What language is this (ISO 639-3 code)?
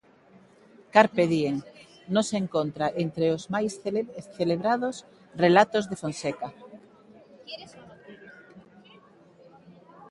glg